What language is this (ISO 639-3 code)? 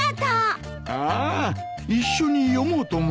jpn